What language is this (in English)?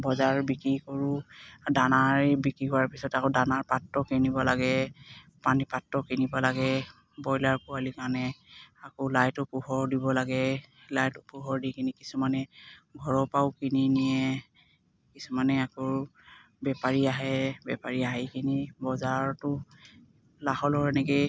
Assamese